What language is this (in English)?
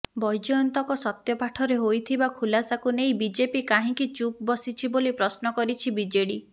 Odia